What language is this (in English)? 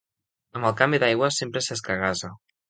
Catalan